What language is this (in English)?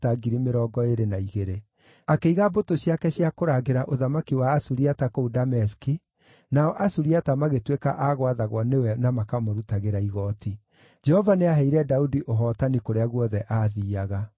Kikuyu